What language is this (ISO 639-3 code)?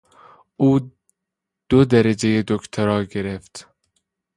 fas